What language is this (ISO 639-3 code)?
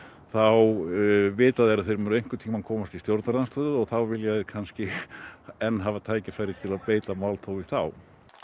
isl